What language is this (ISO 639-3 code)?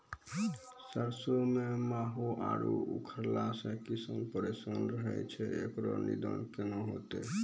mai